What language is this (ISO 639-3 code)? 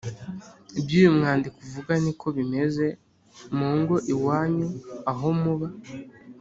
kin